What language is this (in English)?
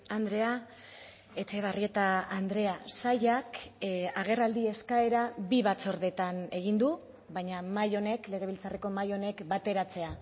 Basque